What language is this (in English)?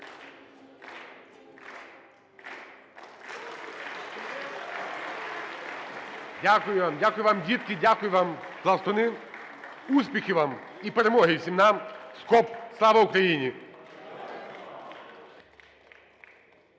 Ukrainian